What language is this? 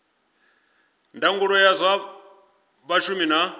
Venda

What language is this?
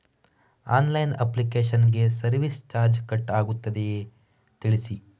Kannada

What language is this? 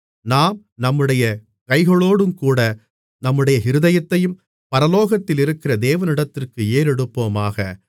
Tamil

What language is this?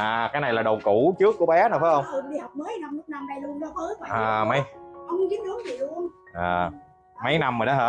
Vietnamese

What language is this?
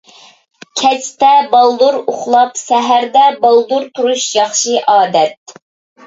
Uyghur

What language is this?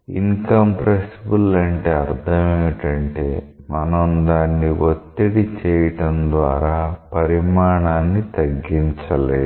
Telugu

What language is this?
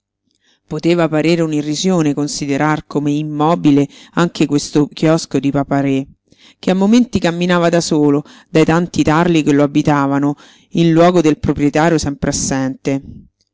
Italian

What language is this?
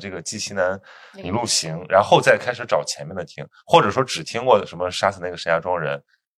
Chinese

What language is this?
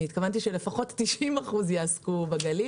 Hebrew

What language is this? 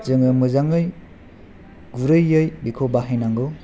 Bodo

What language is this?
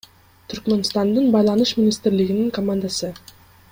Kyrgyz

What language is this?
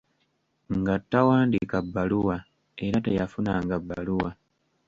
Ganda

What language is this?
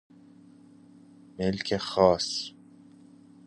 Persian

